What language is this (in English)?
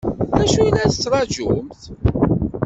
Kabyle